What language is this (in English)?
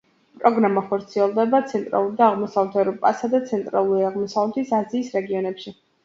Georgian